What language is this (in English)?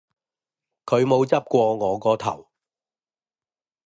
Cantonese